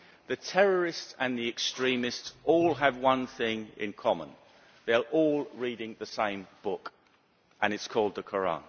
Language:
English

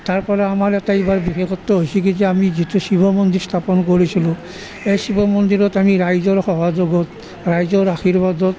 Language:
Assamese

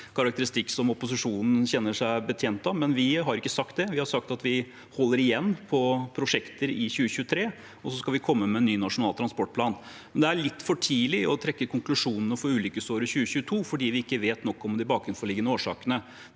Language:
Norwegian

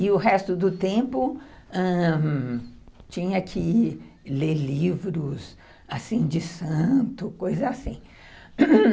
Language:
Portuguese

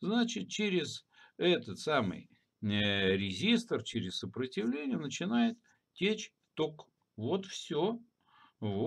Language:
Russian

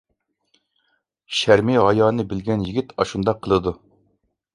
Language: Uyghur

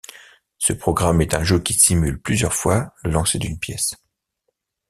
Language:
French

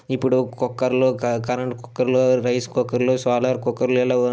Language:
Telugu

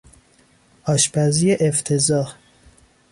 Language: Persian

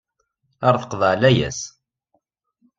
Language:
Kabyle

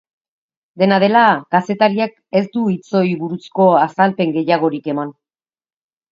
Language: Basque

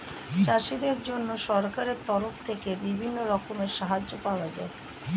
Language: Bangla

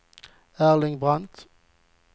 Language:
Swedish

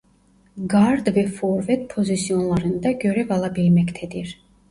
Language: Turkish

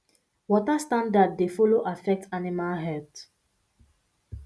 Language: Nigerian Pidgin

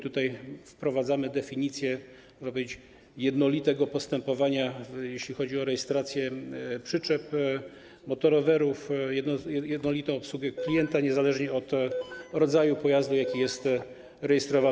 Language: Polish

